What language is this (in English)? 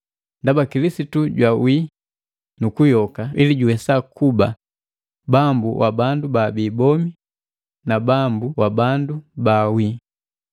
Matengo